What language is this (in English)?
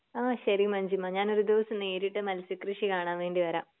Malayalam